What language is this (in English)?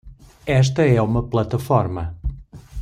Portuguese